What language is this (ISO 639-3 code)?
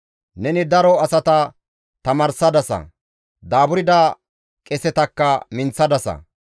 gmv